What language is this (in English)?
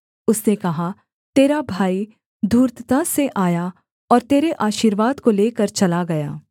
Hindi